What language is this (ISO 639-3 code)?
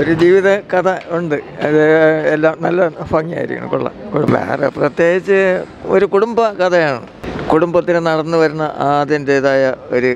mal